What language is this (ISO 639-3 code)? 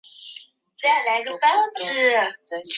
zho